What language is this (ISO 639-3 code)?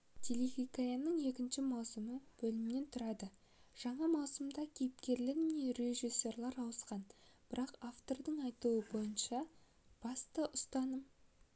kaz